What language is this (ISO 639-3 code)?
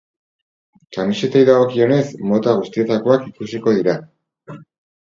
eus